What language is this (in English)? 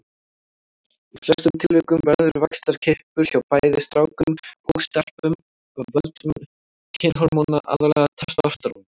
Icelandic